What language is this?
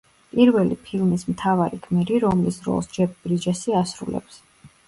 Georgian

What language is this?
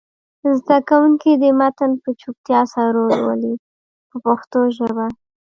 Pashto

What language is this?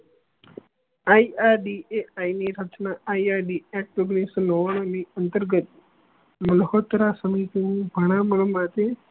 Gujarati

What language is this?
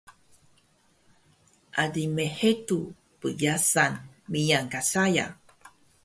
Taroko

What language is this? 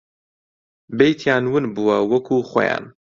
Central Kurdish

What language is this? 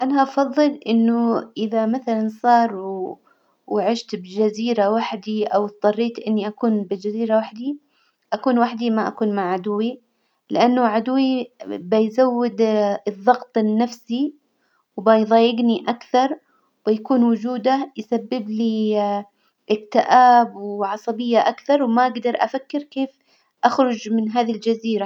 Hijazi Arabic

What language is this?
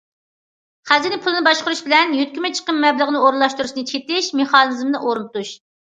Uyghur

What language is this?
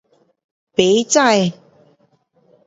Pu-Xian Chinese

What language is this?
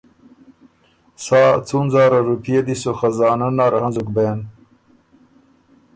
Ormuri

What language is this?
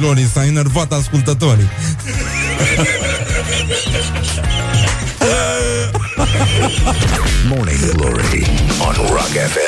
Romanian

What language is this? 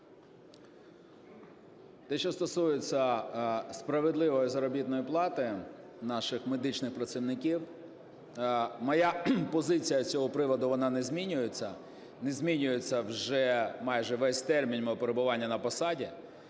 Ukrainian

